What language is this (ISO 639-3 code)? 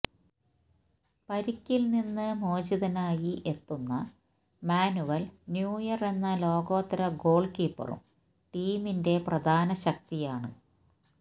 mal